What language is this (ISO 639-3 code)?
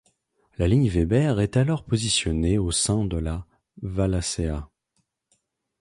fra